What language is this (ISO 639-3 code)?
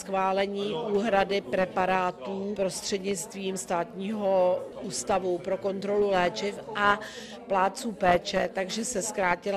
ces